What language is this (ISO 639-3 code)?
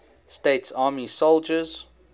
eng